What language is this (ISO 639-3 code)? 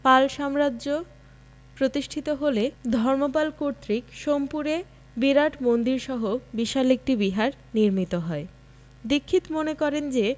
ben